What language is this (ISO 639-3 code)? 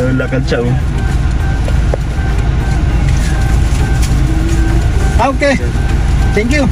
fil